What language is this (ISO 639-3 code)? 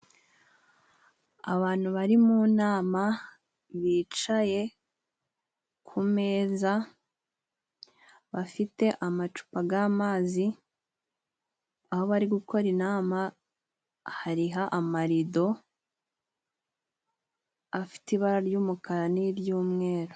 kin